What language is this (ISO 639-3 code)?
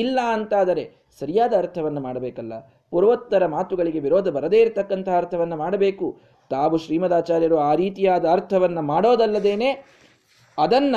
kan